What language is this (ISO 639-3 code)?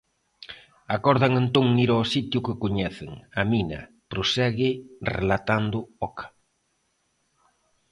glg